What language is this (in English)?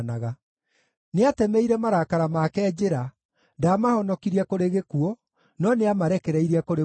Kikuyu